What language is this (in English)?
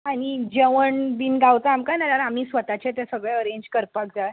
Konkani